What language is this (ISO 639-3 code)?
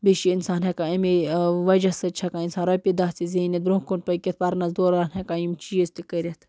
kas